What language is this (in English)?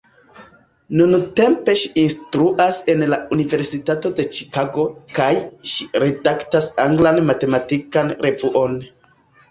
Esperanto